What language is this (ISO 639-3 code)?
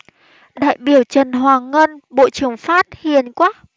vie